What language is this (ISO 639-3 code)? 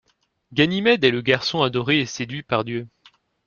fra